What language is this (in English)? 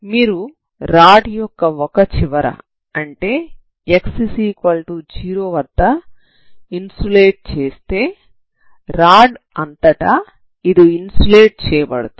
Telugu